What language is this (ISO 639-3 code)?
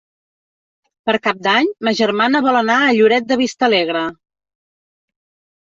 cat